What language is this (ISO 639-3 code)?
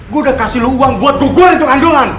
ind